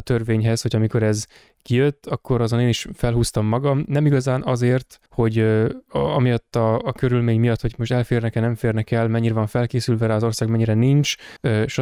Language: Hungarian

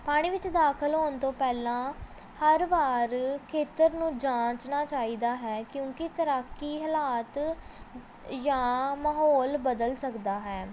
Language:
Punjabi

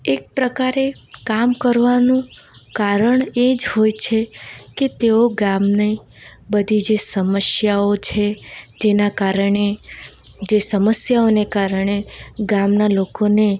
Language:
Gujarati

